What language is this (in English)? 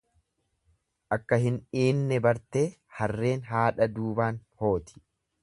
Oromo